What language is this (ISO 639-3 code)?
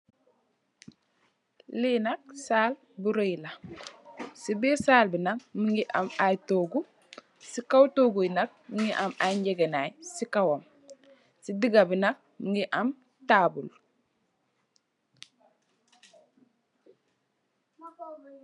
wol